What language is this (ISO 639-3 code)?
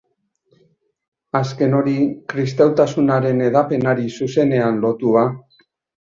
eus